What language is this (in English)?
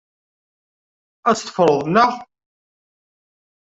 Kabyle